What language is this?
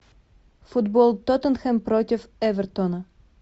Russian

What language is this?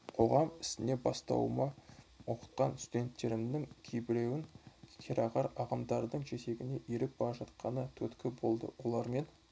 Kazakh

